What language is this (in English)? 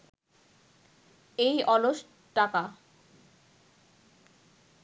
Bangla